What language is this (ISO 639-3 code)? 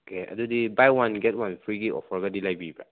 mni